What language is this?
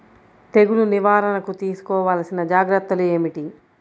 Telugu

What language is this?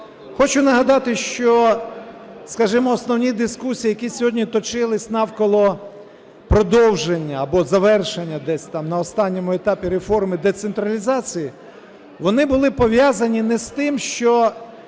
Ukrainian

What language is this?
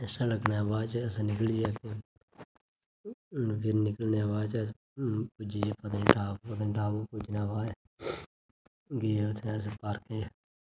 Dogri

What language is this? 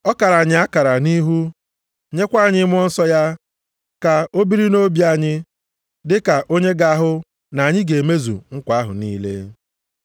Igbo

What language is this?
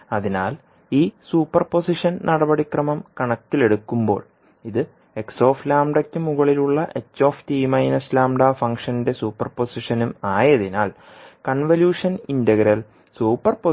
Malayalam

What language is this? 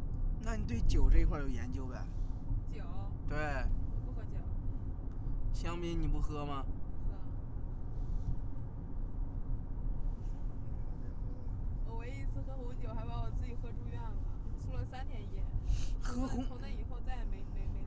Chinese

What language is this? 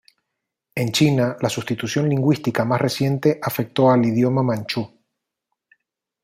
Spanish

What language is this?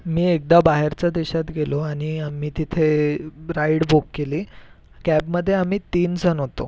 Marathi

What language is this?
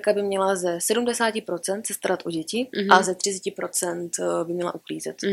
Czech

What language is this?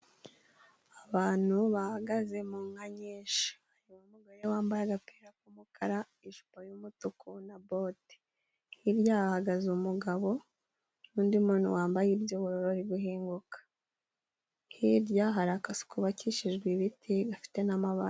Kinyarwanda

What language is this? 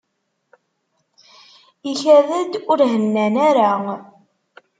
Kabyle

